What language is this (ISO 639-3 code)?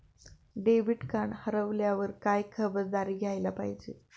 mar